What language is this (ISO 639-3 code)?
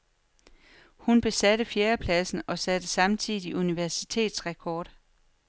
dan